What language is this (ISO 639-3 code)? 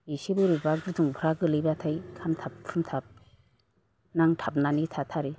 brx